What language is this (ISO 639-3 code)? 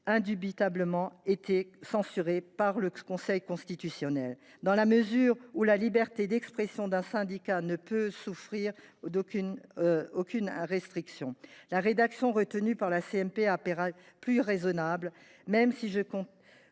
fra